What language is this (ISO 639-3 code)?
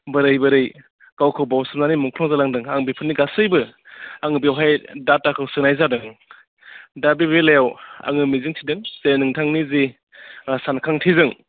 brx